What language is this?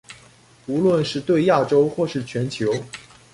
Chinese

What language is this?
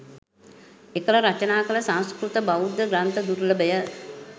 Sinhala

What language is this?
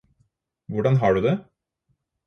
Norwegian Bokmål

